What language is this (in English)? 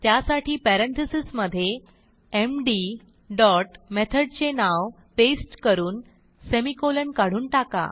Marathi